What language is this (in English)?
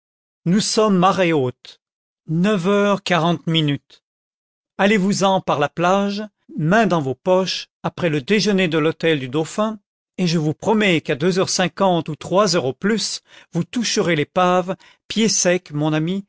French